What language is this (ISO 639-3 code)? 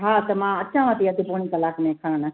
snd